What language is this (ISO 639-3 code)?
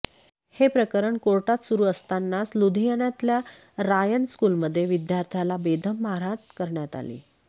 mar